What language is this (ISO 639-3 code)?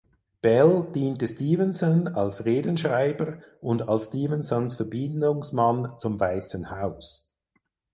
deu